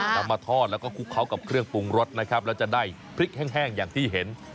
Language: Thai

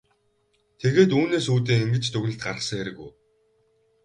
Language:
Mongolian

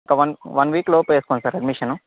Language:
Telugu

